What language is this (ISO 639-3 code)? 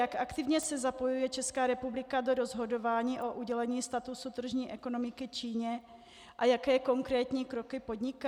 ces